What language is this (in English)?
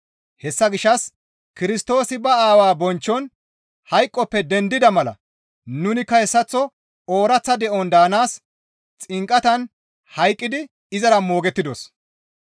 Gamo